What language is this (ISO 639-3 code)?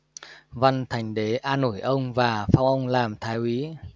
vie